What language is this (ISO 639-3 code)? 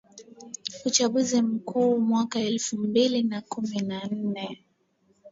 swa